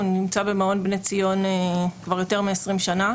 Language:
Hebrew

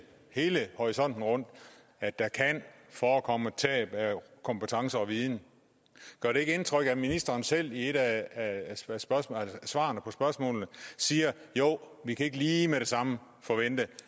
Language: Danish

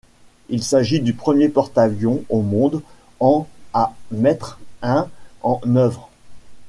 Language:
French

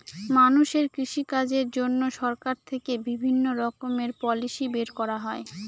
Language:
Bangla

